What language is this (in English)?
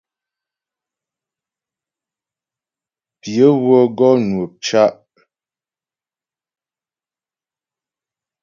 Ghomala